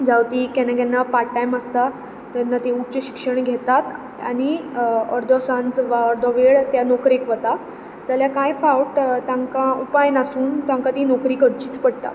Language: Konkani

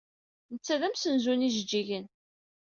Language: Kabyle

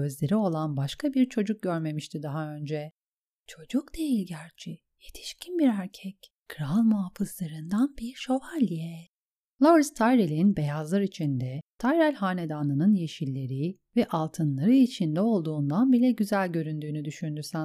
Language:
Turkish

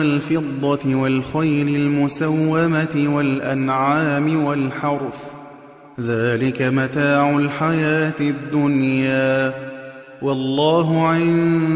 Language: Arabic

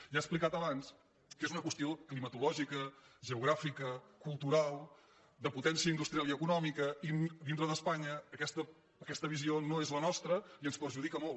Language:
Catalan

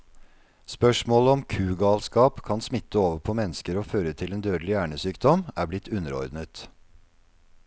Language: Norwegian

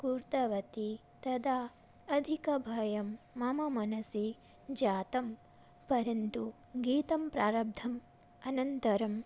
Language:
Sanskrit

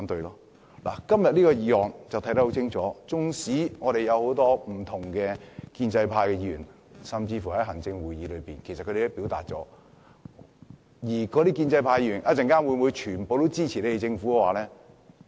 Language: Cantonese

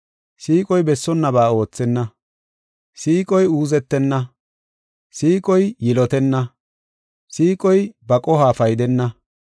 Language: Gofa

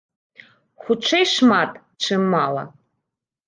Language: Belarusian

